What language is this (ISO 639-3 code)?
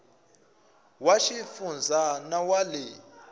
tso